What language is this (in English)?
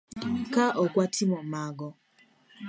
Luo (Kenya and Tanzania)